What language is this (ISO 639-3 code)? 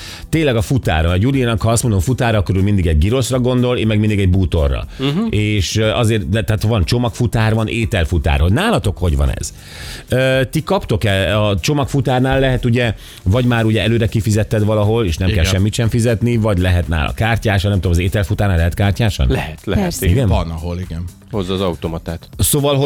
hun